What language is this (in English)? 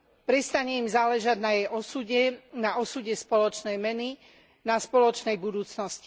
Slovak